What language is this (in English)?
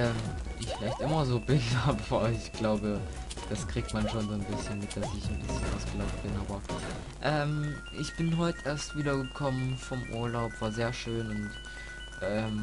German